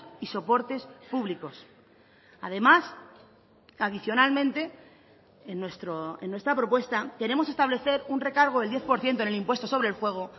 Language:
Spanish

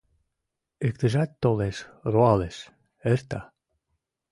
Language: Mari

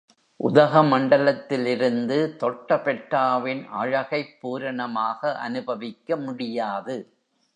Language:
Tamil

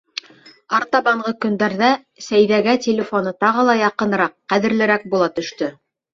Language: Bashkir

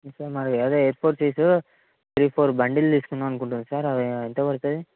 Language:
Telugu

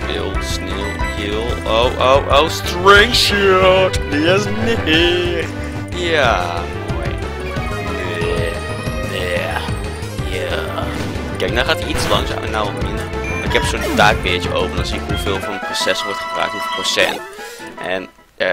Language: Dutch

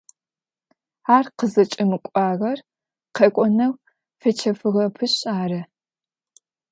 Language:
Adyghe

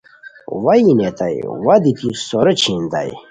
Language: Khowar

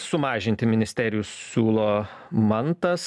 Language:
Lithuanian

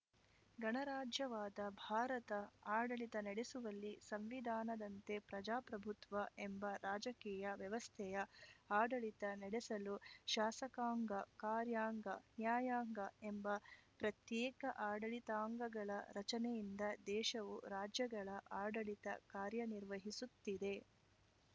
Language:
Kannada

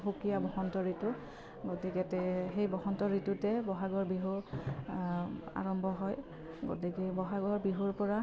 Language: Assamese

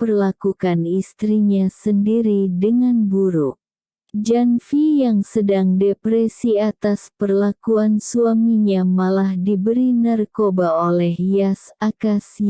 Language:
Indonesian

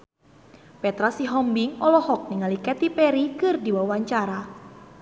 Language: Sundanese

